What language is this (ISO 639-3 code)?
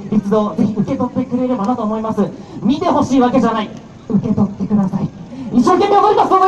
jpn